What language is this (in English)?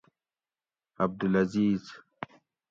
Gawri